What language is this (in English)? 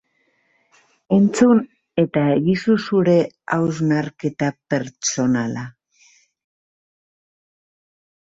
Basque